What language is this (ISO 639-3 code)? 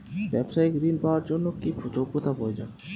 ben